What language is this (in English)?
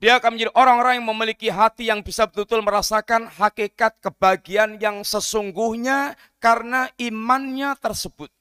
Indonesian